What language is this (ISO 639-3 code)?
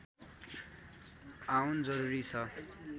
nep